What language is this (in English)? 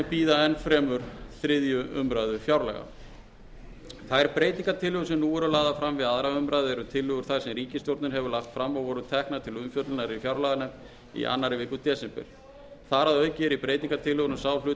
Icelandic